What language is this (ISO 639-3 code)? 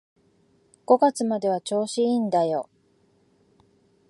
jpn